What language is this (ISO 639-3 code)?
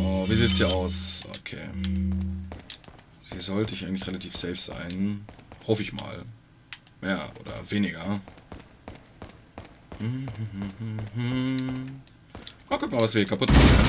deu